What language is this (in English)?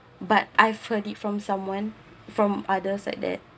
English